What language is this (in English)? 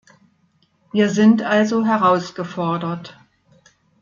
German